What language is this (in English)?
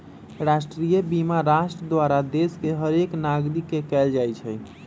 Magahi